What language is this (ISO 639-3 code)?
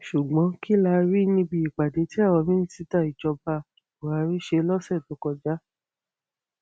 yor